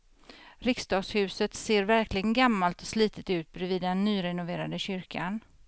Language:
Swedish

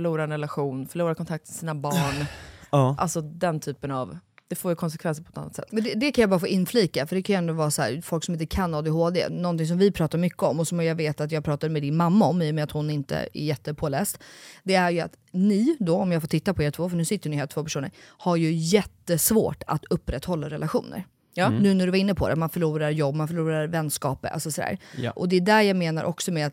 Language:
Swedish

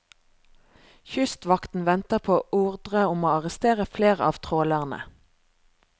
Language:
Norwegian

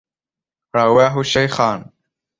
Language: Arabic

